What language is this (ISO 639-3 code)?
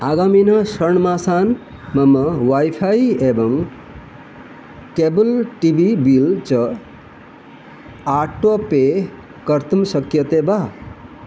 san